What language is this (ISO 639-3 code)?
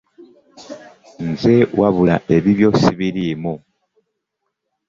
lug